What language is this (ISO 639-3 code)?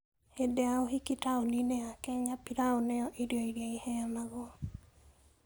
kik